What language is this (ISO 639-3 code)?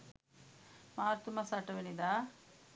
sin